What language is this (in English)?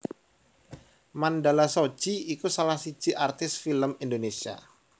Javanese